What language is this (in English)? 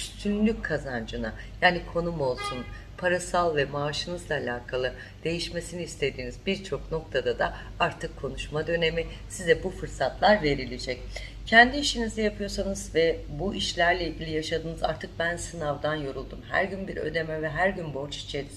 Turkish